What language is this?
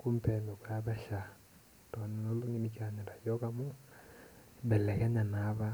Masai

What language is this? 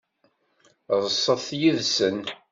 Kabyle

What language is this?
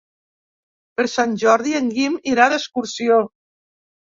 Catalan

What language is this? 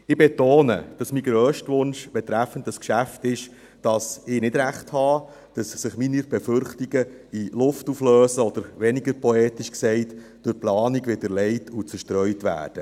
Swiss German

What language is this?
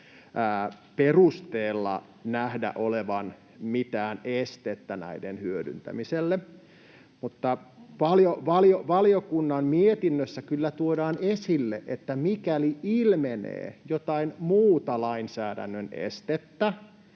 Finnish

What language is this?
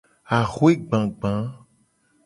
Gen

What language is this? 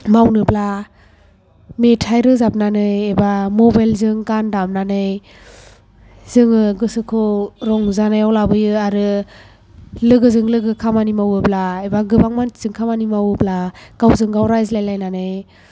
Bodo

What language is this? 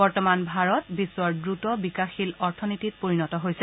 Assamese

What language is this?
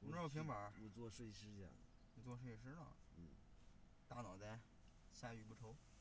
Chinese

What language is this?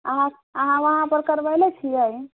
Maithili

